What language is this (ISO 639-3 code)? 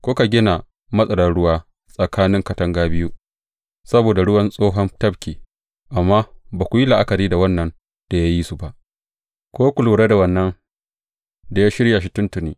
hau